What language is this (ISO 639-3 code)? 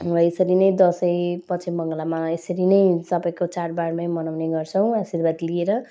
nep